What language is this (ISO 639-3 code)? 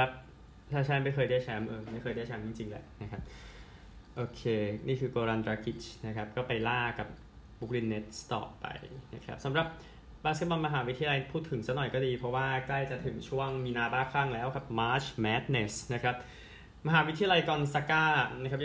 tha